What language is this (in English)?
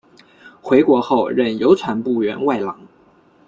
Chinese